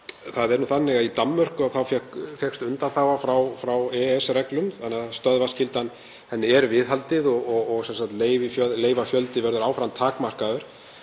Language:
Icelandic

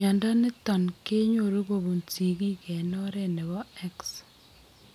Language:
Kalenjin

